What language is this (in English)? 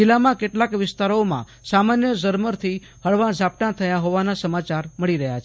Gujarati